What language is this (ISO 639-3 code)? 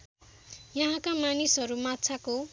nep